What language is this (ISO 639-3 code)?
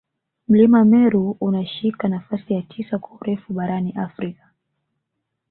swa